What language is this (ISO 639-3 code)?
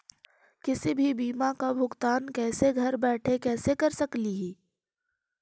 mag